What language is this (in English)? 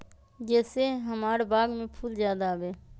Magahi